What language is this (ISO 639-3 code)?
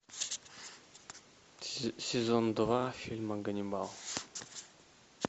rus